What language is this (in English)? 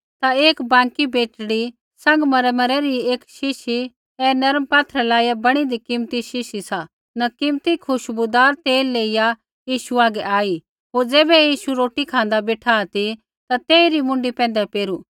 Kullu Pahari